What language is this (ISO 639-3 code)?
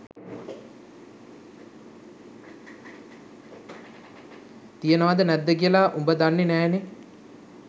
sin